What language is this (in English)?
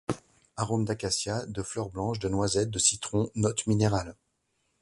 French